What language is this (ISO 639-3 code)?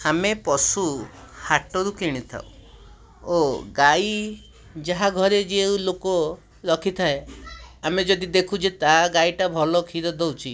ori